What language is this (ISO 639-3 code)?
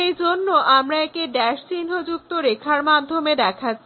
ben